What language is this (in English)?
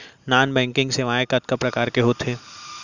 Chhattisgarhi